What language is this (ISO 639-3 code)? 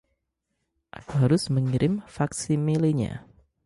ind